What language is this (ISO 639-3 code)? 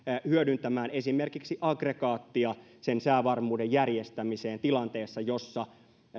fin